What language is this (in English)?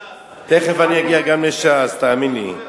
Hebrew